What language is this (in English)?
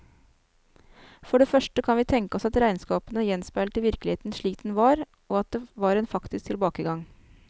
Norwegian